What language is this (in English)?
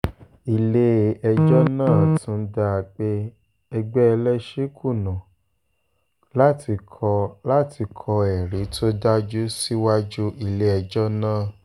Yoruba